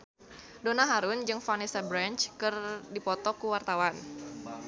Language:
Sundanese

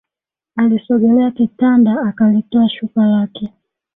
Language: Swahili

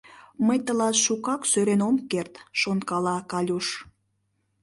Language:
Mari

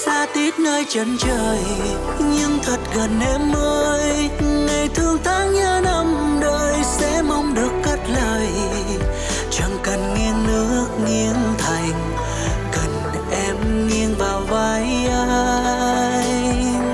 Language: Vietnamese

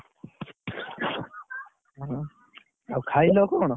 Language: Odia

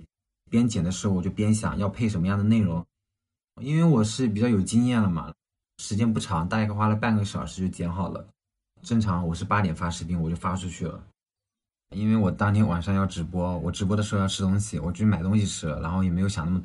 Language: Chinese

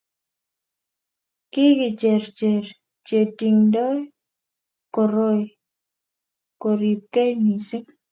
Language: Kalenjin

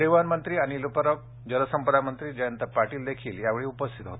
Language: Marathi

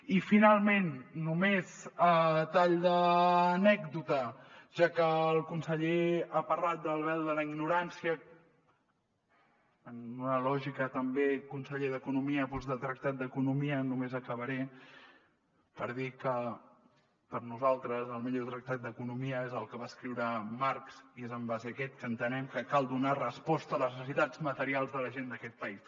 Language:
Catalan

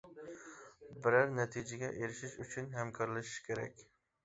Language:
Uyghur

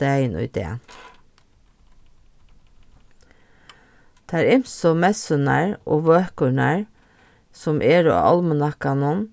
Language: Faroese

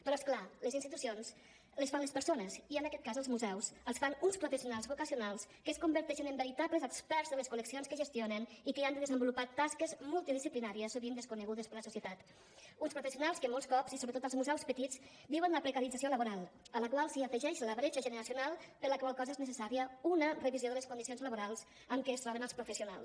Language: Catalan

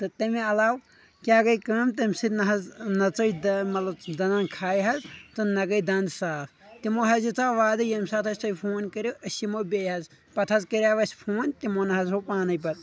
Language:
Kashmiri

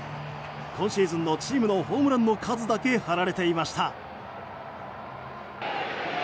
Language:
Japanese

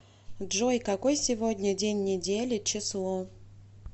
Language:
Russian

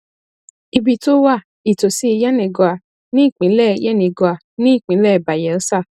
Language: Yoruba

